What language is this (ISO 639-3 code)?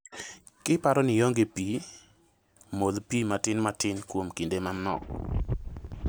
luo